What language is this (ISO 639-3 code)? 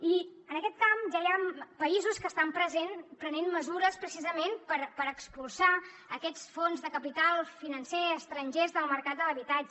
cat